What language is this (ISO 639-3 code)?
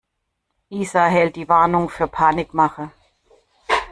deu